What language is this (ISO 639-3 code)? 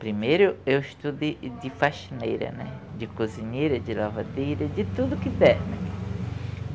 por